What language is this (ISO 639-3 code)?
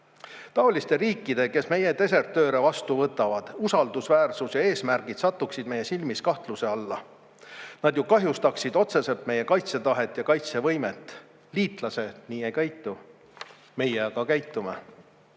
est